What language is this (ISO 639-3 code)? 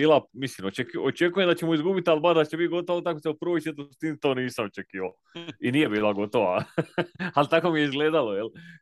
hrv